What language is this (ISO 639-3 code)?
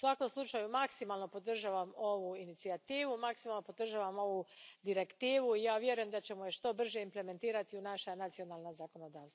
hrv